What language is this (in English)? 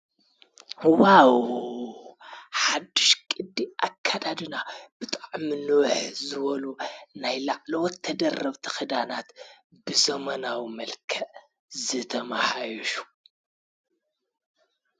Tigrinya